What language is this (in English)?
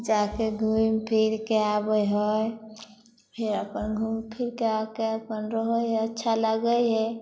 Maithili